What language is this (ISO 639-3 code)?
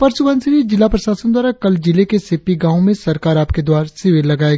hin